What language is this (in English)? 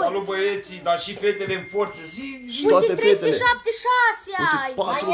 Romanian